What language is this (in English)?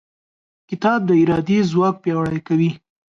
Pashto